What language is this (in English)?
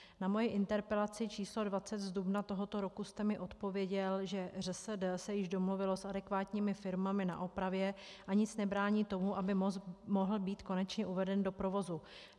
Czech